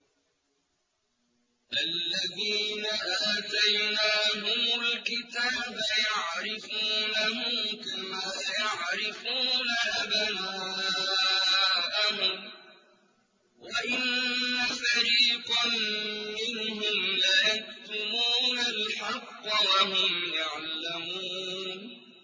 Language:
Arabic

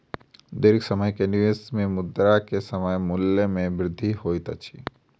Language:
Maithili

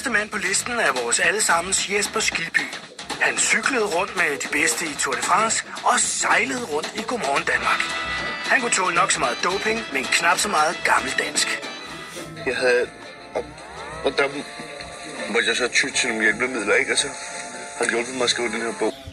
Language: Danish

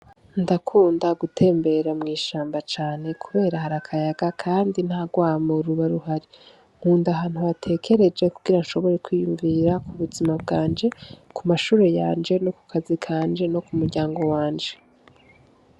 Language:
Rundi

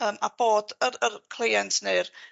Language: Welsh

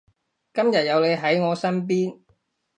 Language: Cantonese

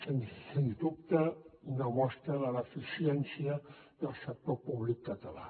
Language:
Catalan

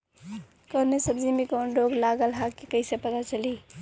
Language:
Bhojpuri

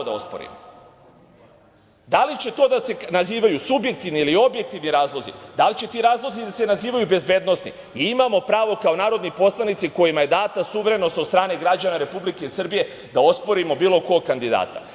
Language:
Serbian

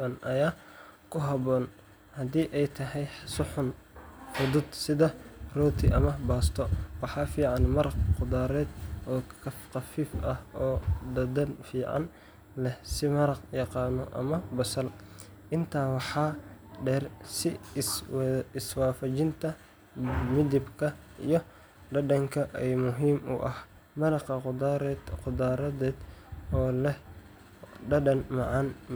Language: Somali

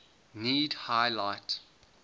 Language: English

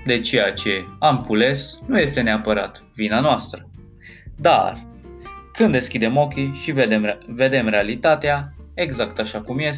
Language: Romanian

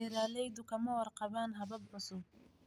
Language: Somali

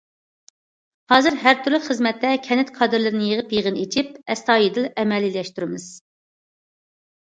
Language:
Uyghur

